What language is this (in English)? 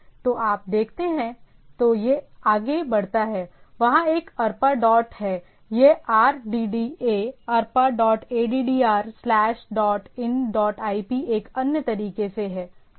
Hindi